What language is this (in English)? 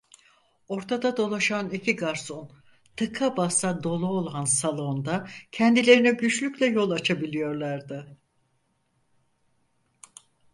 Turkish